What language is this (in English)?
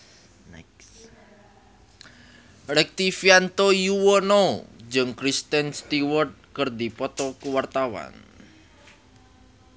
Sundanese